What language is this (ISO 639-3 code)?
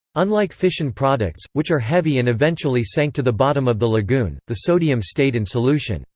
eng